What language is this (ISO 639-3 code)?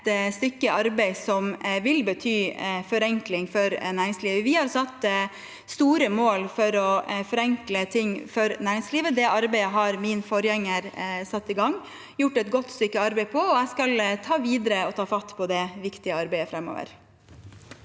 nor